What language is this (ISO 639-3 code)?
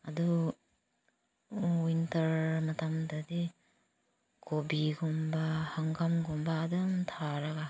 mni